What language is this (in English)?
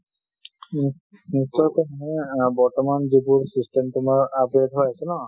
Assamese